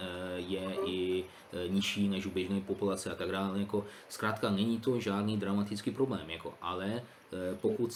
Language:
Czech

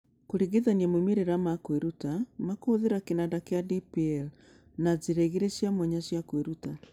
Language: Kikuyu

